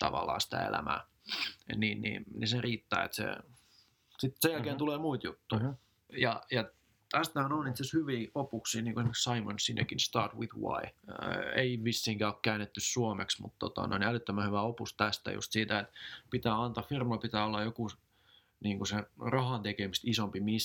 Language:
Finnish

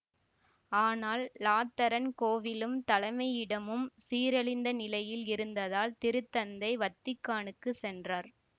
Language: Tamil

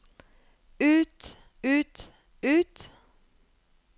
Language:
Norwegian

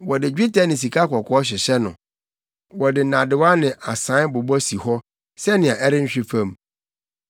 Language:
Akan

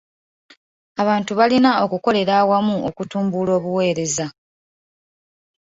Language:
Ganda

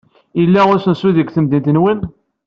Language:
Kabyle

